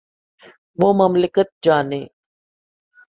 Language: Urdu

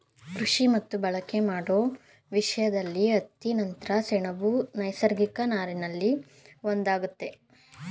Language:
Kannada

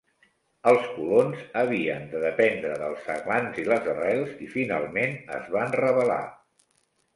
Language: Catalan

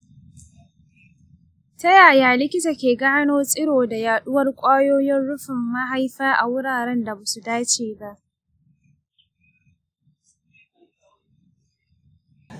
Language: Hausa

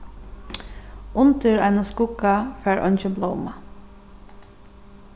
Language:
Faroese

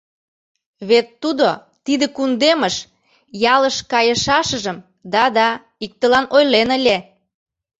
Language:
Mari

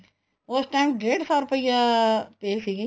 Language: Punjabi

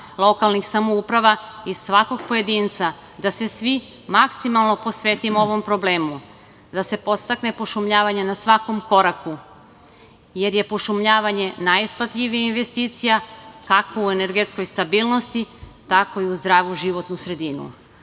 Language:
Serbian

